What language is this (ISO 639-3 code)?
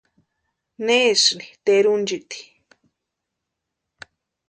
pua